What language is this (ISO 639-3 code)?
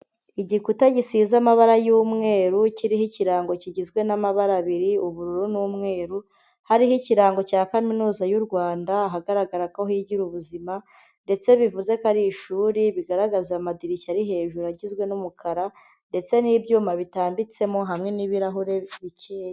kin